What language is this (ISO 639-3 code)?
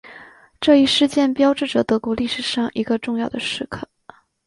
zho